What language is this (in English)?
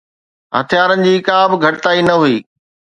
Sindhi